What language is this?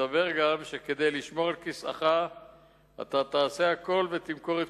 Hebrew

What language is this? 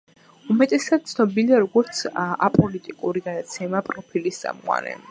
Georgian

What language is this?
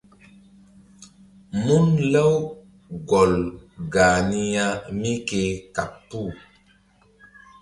Mbum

